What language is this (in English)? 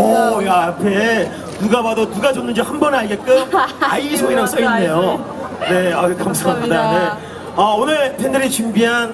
Korean